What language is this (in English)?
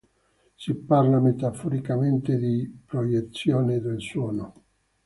Italian